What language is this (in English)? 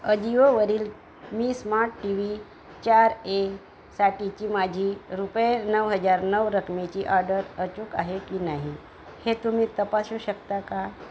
Marathi